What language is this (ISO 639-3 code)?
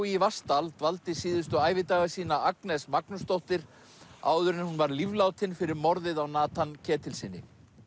isl